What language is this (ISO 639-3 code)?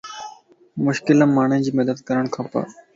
lss